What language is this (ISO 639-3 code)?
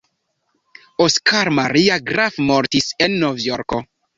epo